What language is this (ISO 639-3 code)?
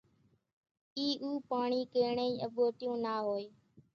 gjk